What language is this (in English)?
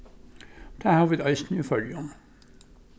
Faroese